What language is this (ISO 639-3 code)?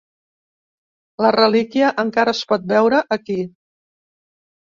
cat